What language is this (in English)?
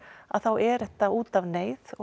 Icelandic